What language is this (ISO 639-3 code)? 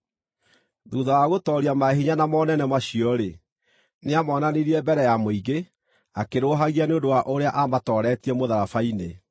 kik